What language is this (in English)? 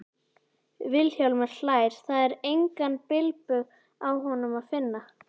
Icelandic